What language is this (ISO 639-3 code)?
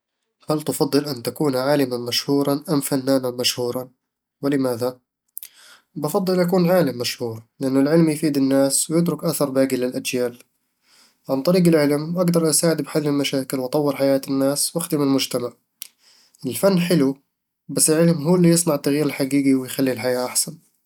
avl